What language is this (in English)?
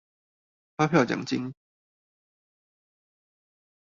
Chinese